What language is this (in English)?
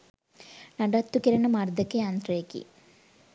Sinhala